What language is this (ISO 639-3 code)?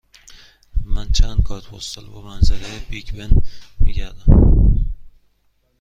fas